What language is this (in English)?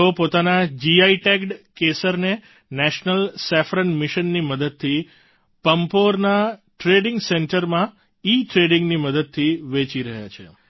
Gujarati